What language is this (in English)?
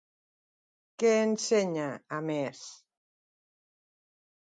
Catalan